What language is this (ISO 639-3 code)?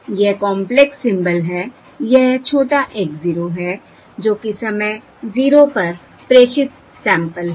hin